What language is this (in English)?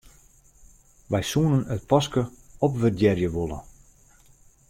Western Frisian